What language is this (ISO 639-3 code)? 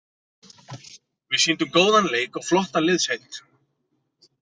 isl